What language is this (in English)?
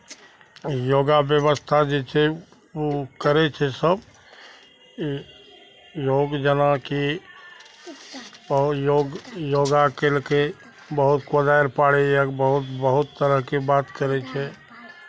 Maithili